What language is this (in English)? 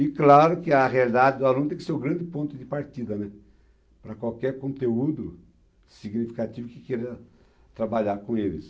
Portuguese